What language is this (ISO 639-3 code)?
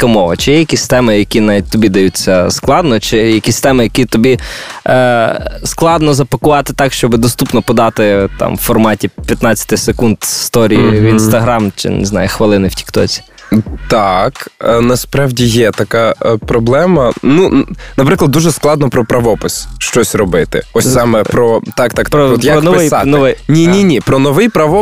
ukr